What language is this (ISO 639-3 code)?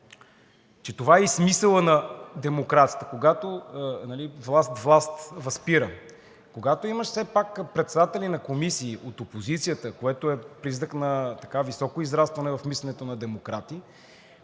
bul